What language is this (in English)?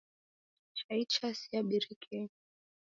Taita